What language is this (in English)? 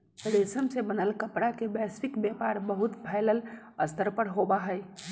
Magahi